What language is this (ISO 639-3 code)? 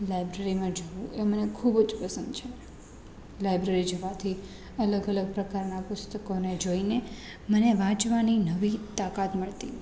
guj